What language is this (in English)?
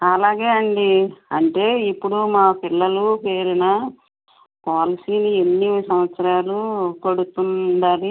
Telugu